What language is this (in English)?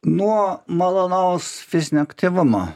Lithuanian